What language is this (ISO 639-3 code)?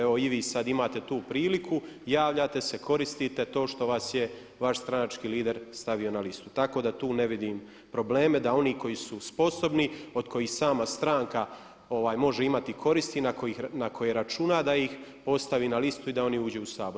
hrv